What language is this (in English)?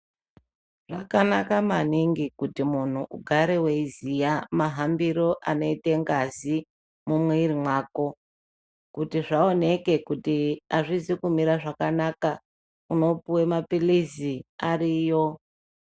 Ndau